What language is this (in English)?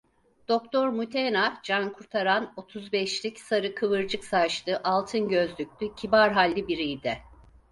Turkish